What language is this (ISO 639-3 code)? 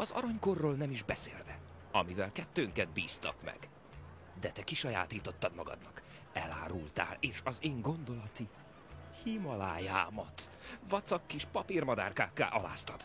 hun